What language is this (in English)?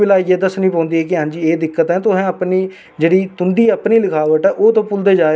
Dogri